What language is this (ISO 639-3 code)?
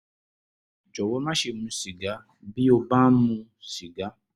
yor